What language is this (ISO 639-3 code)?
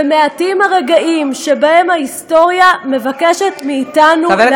heb